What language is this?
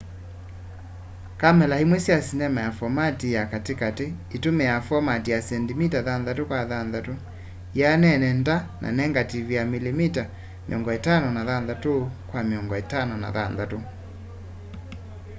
Kamba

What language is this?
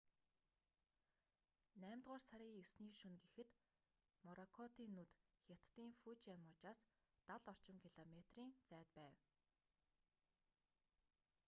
Mongolian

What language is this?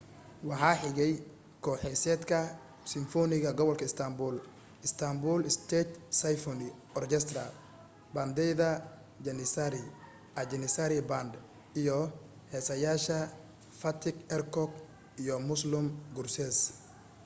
Somali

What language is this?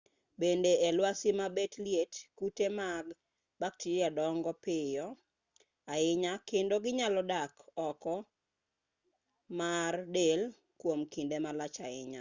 Luo (Kenya and Tanzania)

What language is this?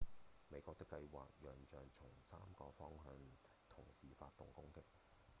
Cantonese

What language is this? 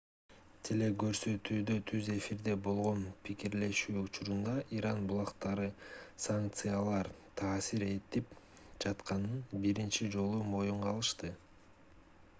Kyrgyz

